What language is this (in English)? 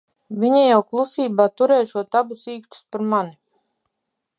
Latvian